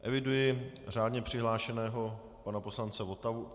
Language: Czech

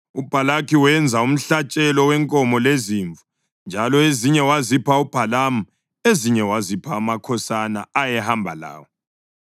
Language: North Ndebele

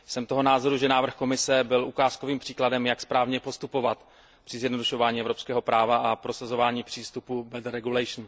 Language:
Czech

